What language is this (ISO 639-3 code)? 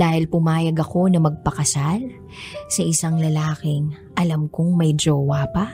fil